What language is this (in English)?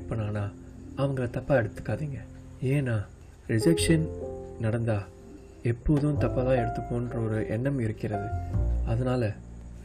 Tamil